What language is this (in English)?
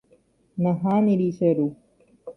Guarani